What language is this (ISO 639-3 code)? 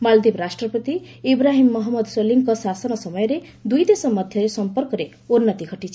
ori